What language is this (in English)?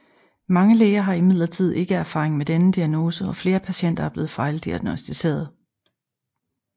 Danish